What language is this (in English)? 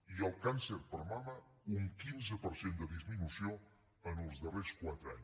Catalan